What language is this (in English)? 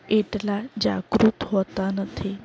Gujarati